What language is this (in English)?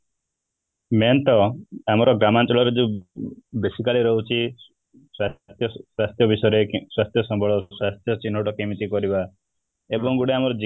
Odia